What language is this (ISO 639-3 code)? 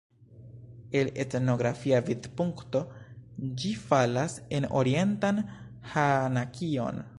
epo